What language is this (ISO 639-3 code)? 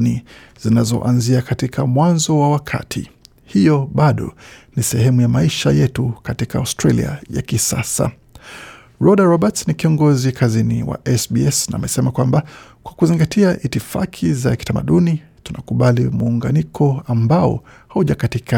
swa